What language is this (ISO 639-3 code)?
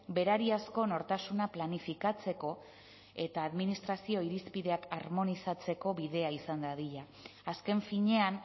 eus